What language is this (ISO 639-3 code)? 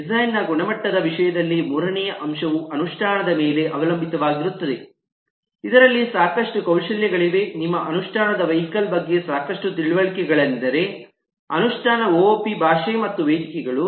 kan